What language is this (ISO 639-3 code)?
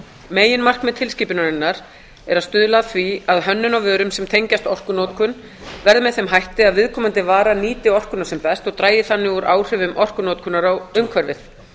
isl